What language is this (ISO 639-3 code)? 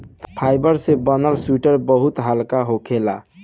bho